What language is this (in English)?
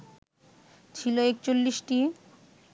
Bangla